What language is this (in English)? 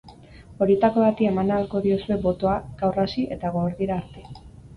Basque